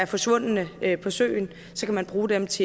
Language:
Danish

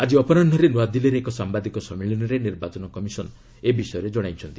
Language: Odia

